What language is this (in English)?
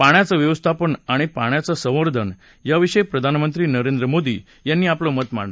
Marathi